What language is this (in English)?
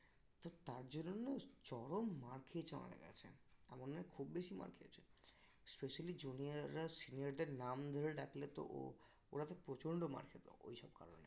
Bangla